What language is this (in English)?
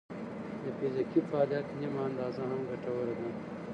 Pashto